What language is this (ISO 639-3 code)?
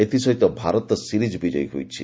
ori